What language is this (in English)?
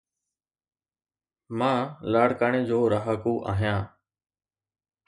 Sindhi